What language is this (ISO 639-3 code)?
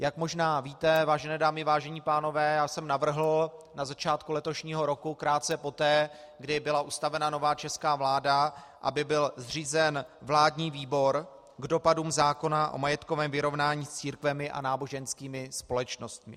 ces